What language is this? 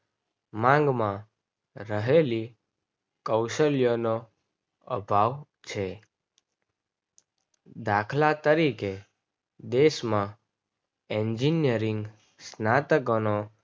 Gujarati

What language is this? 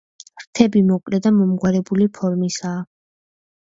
Georgian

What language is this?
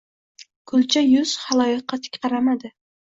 Uzbek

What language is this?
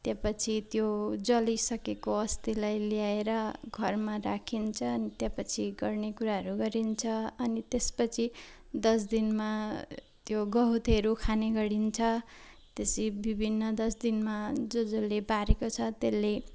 Nepali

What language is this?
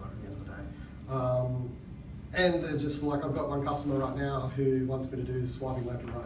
English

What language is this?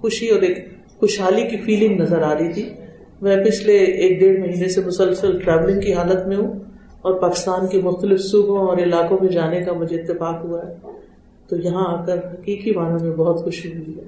Urdu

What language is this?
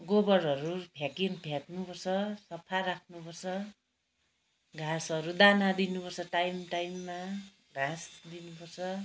Nepali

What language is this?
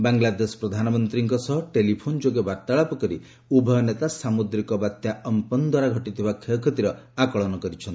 Odia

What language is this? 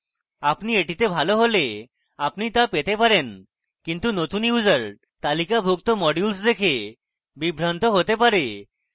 Bangla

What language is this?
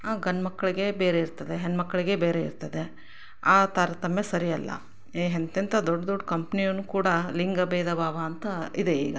Kannada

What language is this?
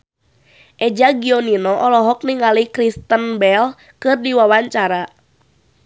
Sundanese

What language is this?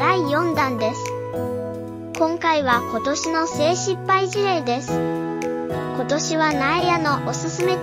Japanese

